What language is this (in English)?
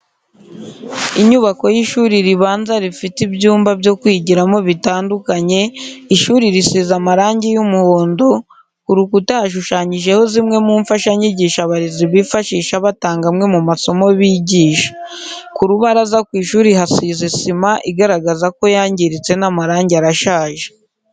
Kinyarwanda